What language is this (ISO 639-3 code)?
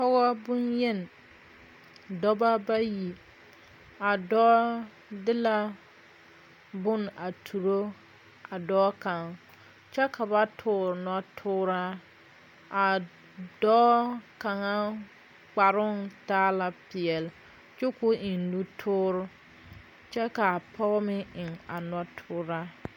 dga